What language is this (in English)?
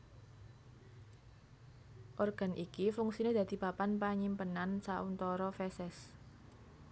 Javanese